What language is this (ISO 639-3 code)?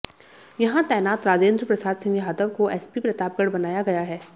hin